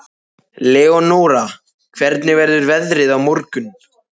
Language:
Icelandic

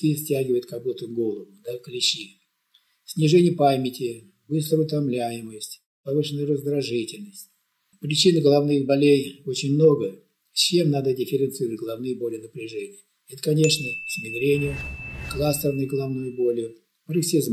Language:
Russian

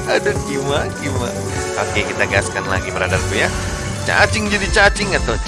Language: Indonesian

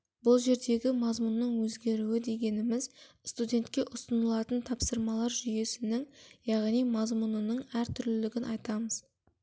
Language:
Kazakh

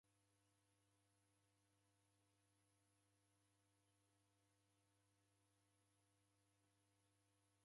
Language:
Taita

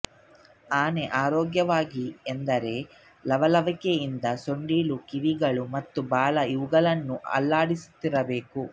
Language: Kannada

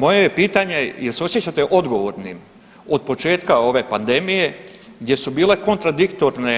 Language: Croatian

